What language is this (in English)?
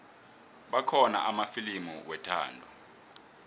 South Ndebele